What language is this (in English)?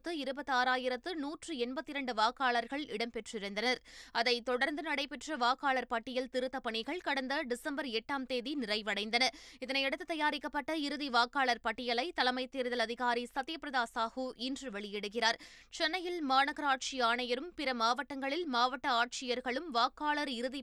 Tamil